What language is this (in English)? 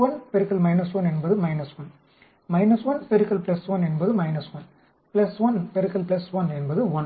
Tamil